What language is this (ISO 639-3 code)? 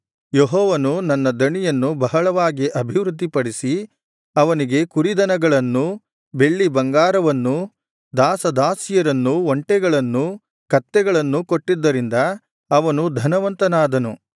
kan